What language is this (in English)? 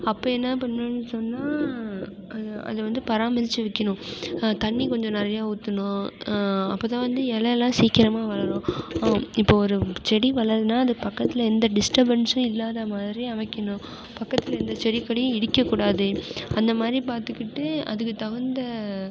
Tamil